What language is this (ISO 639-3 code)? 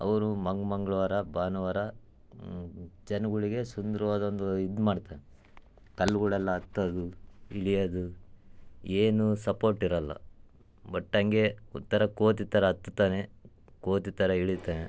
kan